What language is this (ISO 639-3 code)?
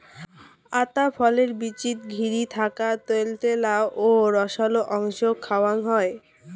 ben